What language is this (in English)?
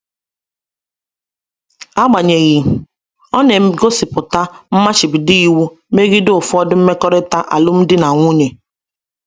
Igbo